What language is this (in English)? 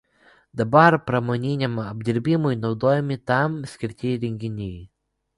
Lithuanian